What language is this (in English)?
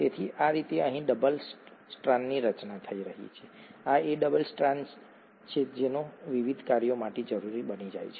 Gujarati